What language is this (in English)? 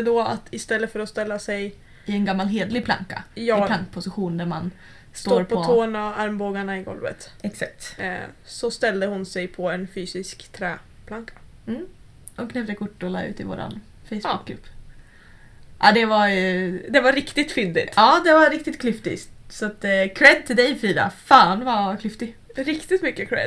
Swedish